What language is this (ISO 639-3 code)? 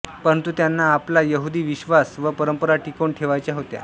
mar